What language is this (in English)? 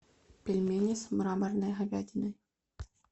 Russian